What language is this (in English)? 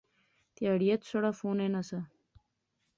Pahari-Potwari